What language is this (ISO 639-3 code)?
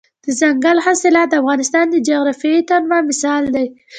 pus